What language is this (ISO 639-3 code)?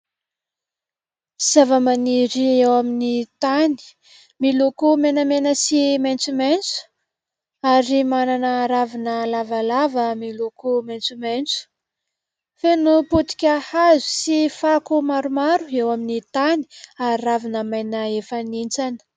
mlg